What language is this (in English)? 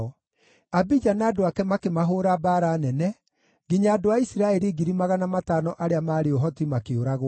Kikuyu